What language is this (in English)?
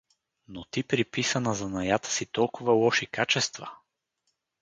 Bulgarian